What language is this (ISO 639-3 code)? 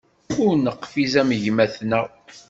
kab